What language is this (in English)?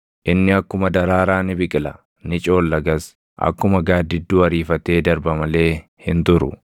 Oromo